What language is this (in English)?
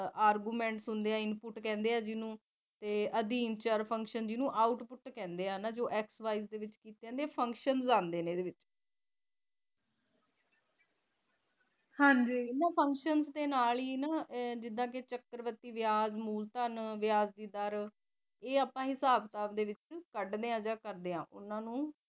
Punjabi